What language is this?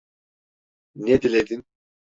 Turkish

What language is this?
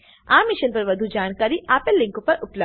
Gujarati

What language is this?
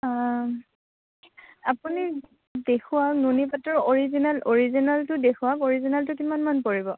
Assamese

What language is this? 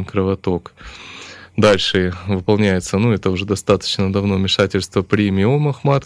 Russian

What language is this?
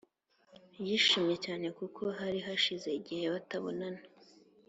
Kinyarwanda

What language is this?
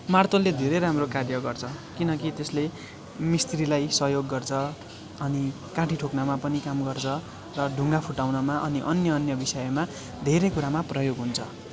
Nepali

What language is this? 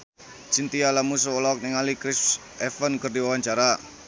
Sundanese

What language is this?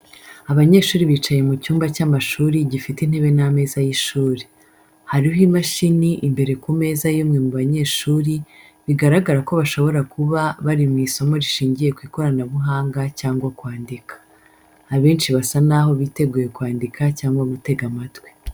Kinyarwanda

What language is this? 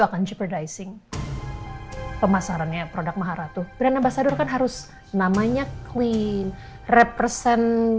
Indonesian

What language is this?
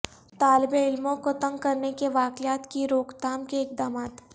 Urdu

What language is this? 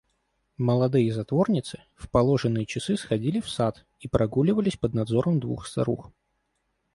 Russian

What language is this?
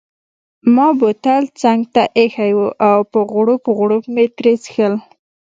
Pashto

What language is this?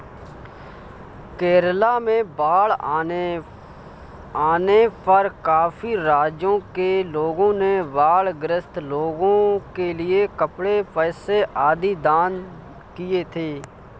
Hindi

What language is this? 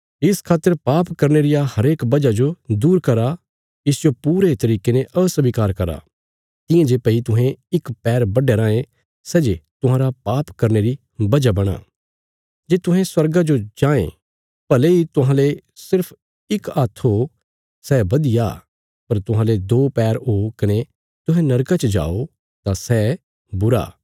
Bilaspuri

